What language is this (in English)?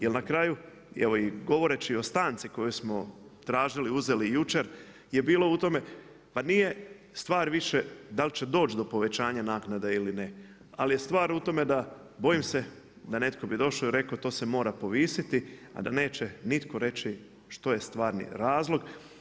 Croatian